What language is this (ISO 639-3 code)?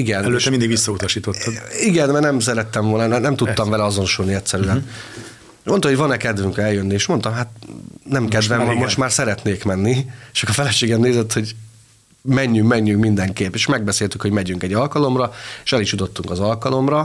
hun